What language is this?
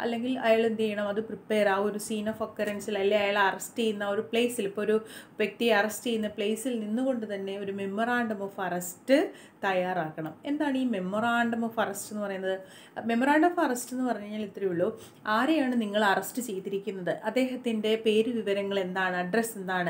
Dutch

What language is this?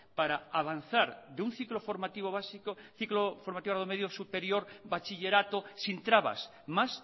Spanish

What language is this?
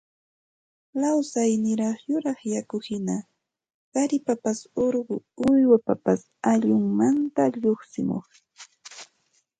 Santa Ana de Tusi Pasco Quechua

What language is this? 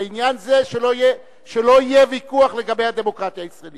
Hebrew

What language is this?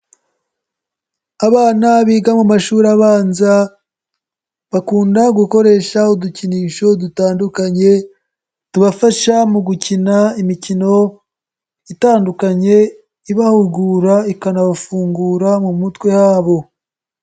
Kinyarwanda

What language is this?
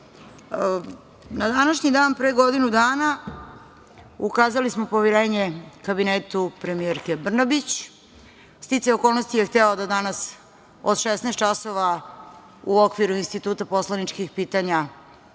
Serbian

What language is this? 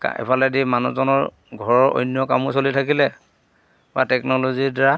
Assamese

